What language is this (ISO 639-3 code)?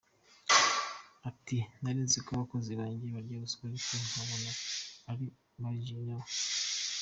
kin